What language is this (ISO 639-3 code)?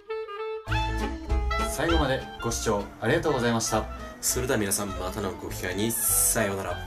jpn